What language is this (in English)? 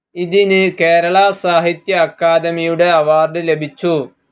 Malayalam